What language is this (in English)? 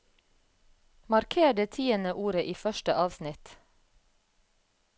Norwegian